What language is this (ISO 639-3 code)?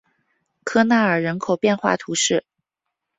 zho